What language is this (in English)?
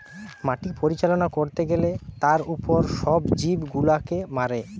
Bangla